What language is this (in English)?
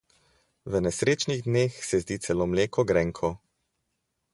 Slovenian